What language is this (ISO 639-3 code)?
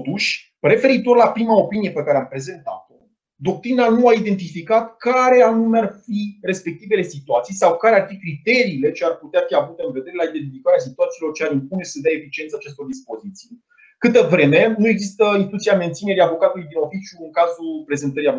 ron